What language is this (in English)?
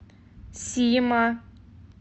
Russian